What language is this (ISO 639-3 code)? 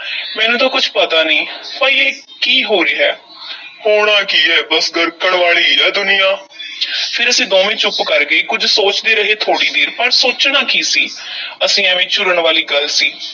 pan